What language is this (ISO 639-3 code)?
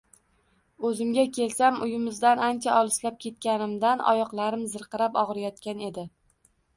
uzb